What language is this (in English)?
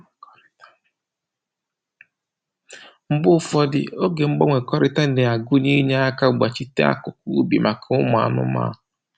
Igbo